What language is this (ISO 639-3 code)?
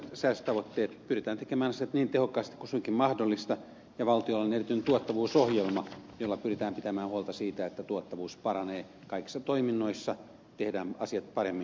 fin